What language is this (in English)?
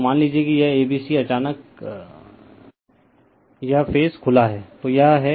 Hindi